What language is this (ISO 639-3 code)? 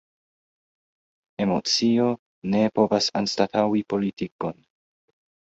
epo